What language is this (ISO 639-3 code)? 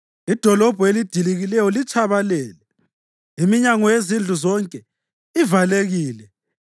nde